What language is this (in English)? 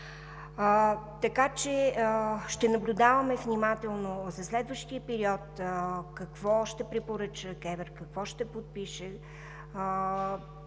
Bulgarian